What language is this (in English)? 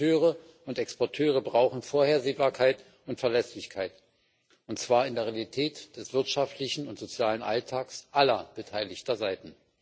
German